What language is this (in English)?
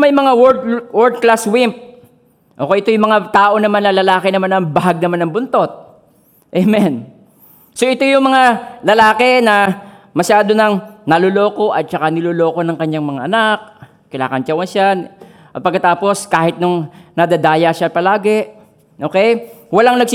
Filipino